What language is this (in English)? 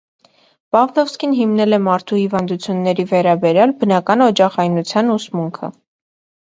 Armenian